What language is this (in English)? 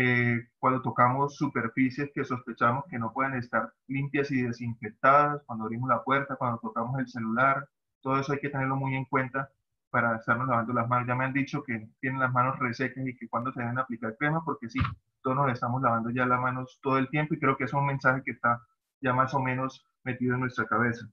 Spanish